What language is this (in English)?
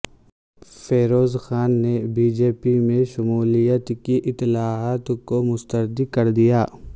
Urdu